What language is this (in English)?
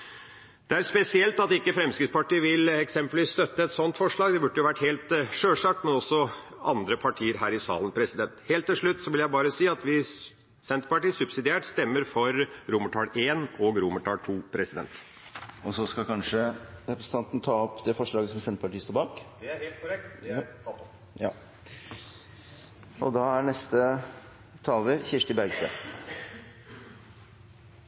Norwegian